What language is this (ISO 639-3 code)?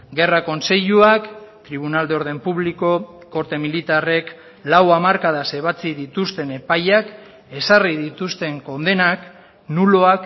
eus